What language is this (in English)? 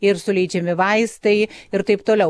Lithuanian